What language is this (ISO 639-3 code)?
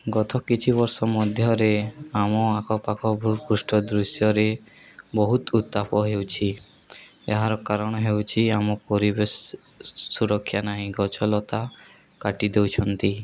ori